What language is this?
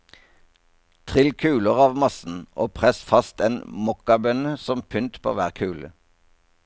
Norwegian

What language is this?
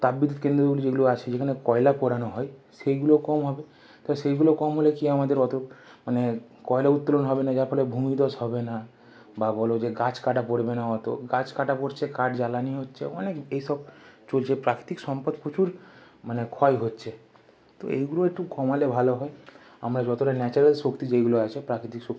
Bangla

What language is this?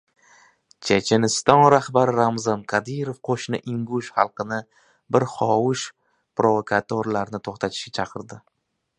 Uzbek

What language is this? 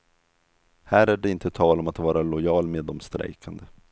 Swedish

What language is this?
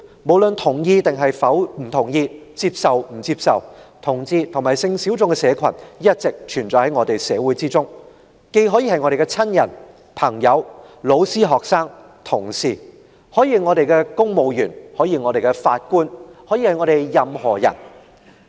Cantonese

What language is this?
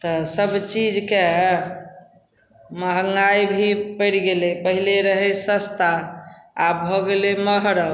Maithili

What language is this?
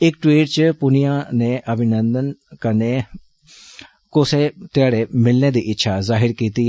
Dogri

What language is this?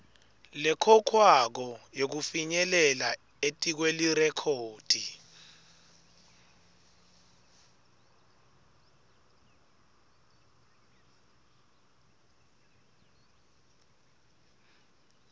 Swati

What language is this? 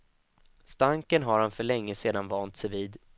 Swedish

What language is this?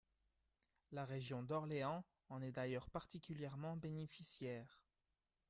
French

